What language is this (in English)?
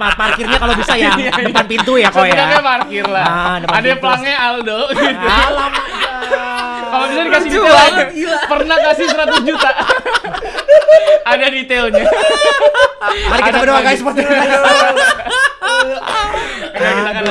Indonesian